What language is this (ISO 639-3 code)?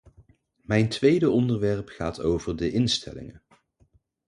nld